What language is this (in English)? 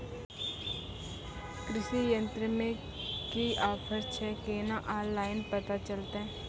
Maithili